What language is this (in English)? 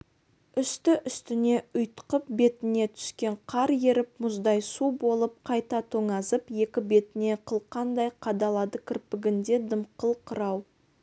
Kazakh